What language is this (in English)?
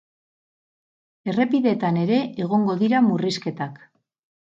Basque